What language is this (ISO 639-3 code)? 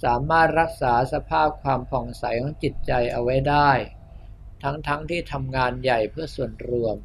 tha